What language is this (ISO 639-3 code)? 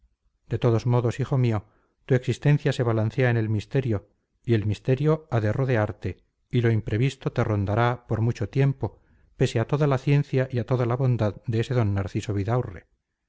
spa